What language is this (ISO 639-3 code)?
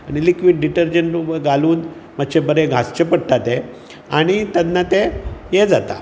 kok